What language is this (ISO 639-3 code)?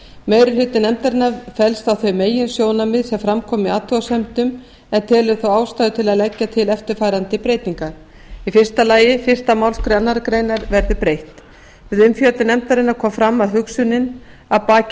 isl